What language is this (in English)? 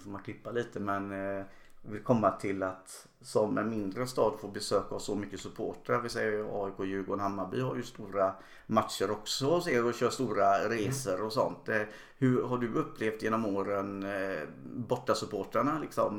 Swedish